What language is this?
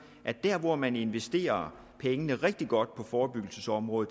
Danish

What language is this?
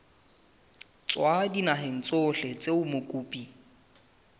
Southern Sotho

